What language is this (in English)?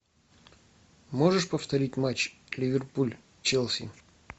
Russian